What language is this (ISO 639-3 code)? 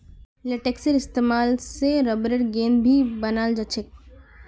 mag